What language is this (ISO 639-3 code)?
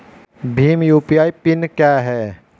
hin